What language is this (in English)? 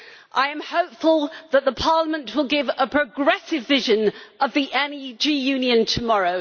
English